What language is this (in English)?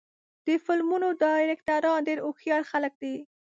Pashto